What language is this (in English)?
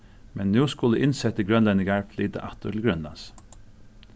Faroese